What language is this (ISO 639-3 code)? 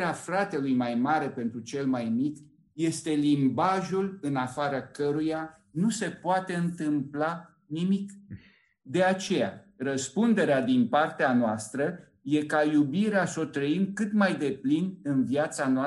ron